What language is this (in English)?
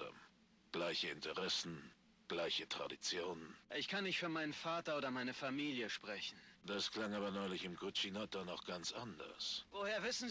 German